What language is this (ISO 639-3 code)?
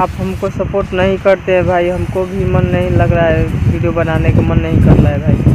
hin